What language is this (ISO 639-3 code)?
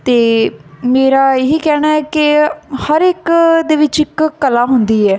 pan